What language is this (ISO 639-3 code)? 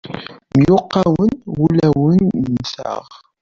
kab